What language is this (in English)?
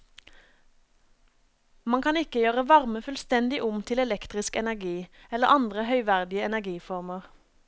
Norwegian